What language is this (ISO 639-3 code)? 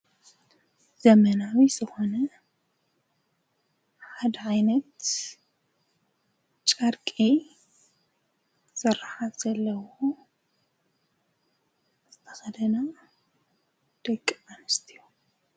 tir